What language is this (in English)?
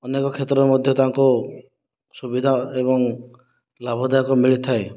Odia